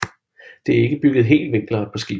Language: Danish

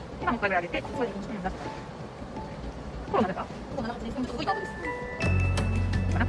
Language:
Japanese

